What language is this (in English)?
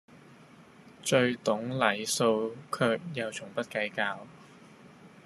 Cantonese